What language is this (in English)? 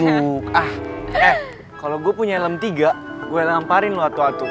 Indonesian